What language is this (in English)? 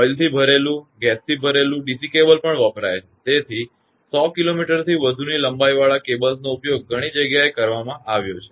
Gujarati